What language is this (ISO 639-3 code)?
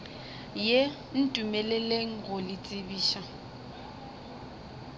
nso